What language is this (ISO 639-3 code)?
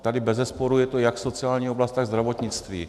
ces